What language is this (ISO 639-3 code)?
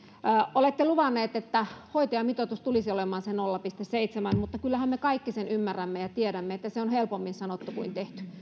fin